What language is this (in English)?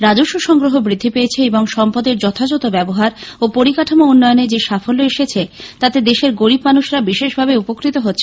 Bangla